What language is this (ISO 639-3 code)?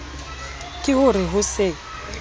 sot